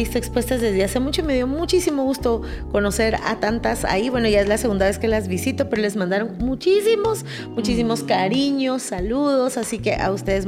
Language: Spanish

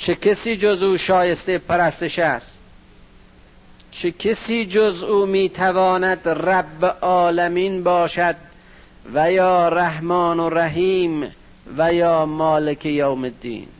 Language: Persian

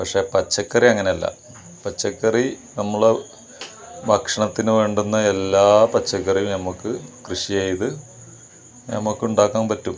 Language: Malayalam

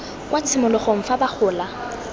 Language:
Tswana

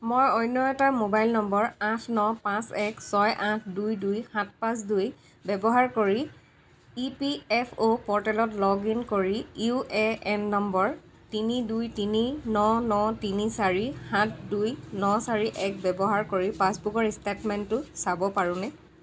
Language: Assamese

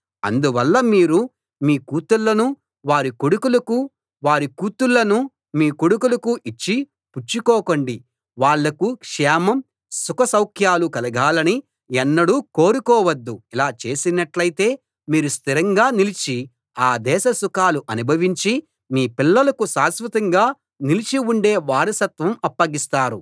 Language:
Telugu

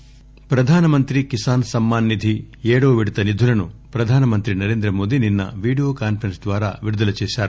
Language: Telugu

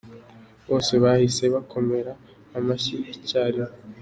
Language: Kinyarwanda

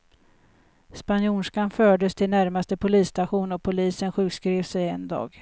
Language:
Swedish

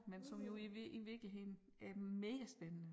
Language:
Danish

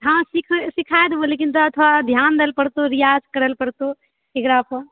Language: Maithili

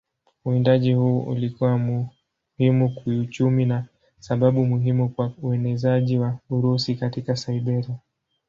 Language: Swahili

